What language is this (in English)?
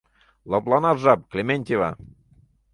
Mari